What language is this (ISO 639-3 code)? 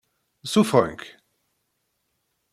kab